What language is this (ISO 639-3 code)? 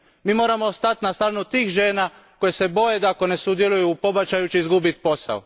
hrv